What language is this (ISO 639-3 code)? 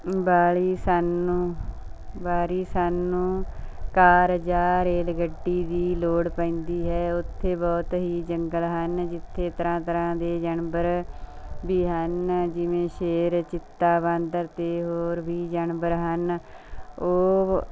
pan